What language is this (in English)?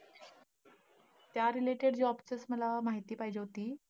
Marathi